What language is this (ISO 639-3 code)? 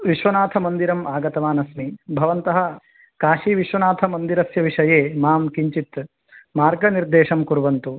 san